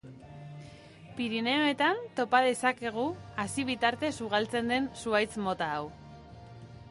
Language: Basque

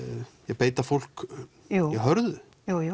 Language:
Icelandic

